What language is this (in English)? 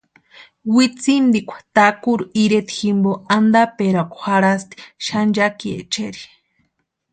Western Highland Purepecha